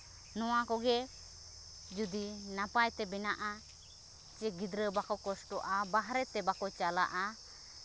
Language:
Santali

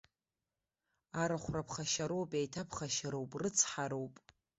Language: Abkhazian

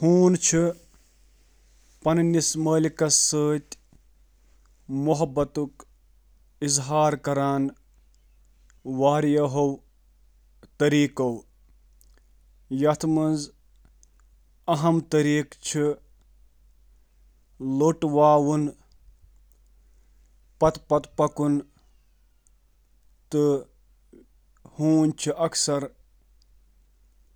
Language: Kashmiri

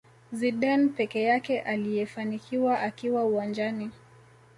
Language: Swahili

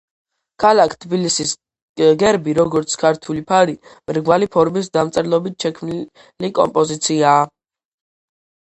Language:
Georgian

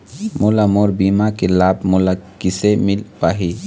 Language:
Chhattisgarhi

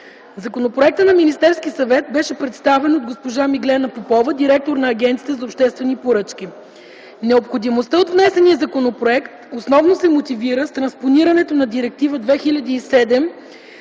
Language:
Bulgarian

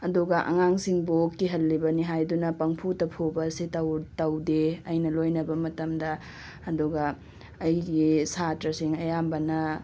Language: Manipuri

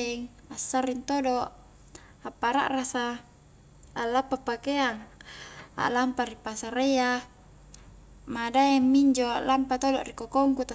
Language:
Highland Konjo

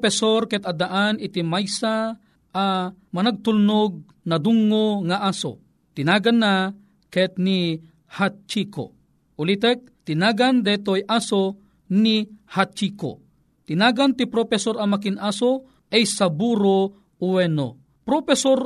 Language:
Filipino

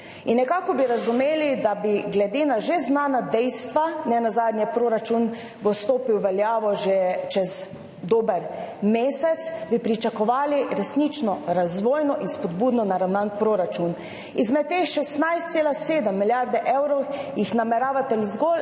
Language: Slovenian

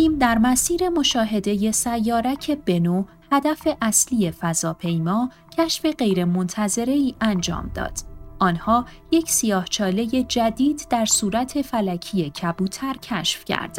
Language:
Persian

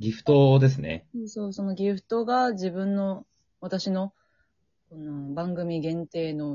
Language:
Japanese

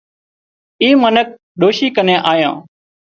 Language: Wadiyara Koli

